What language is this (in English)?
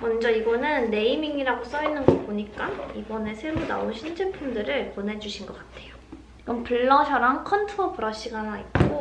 Korean